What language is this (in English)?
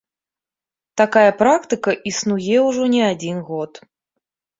Belarusian